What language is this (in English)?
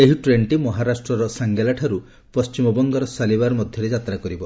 Odia